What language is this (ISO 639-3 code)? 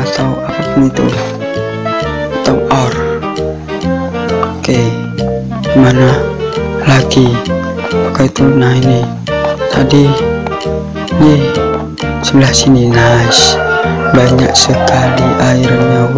kor